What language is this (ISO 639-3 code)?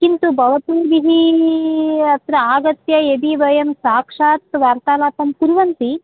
san